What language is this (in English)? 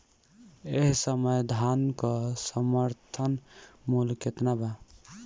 Bhojpuri